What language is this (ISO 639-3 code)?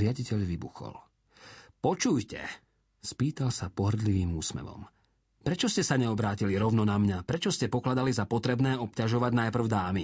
slk